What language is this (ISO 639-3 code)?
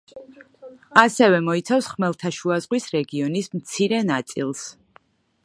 kat